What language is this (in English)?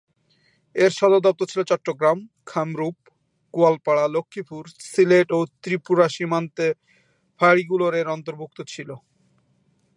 Bangla